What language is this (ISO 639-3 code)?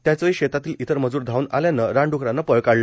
mar